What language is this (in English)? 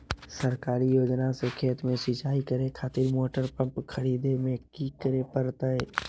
Magahi